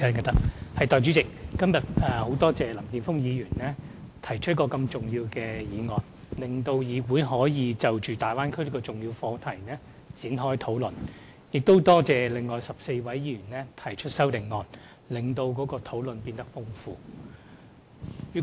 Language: Cantonese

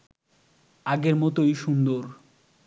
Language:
Bangla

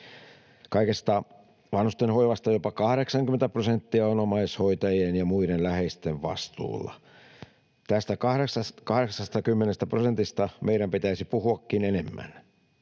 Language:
Finnish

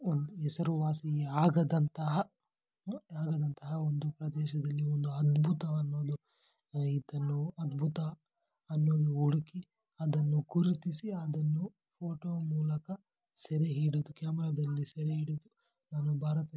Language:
Kannada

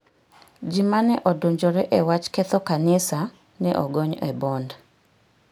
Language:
Luo (Kenya and Tanzania)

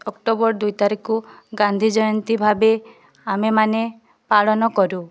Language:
Odia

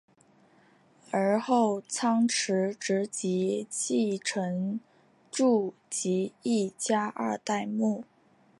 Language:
Chinese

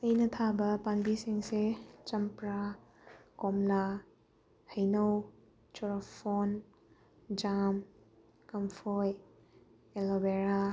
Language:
Manipuri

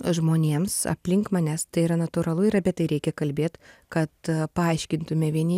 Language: Lithuanian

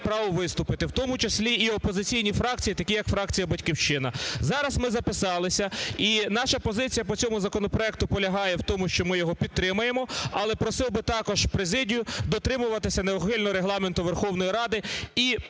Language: Ukrainian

